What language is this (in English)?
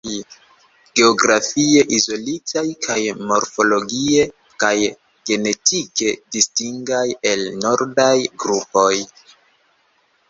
Esperanto